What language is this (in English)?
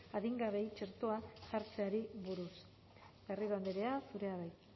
Basque